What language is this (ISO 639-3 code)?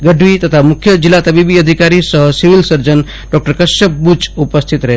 guj